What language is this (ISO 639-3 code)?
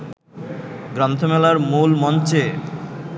ben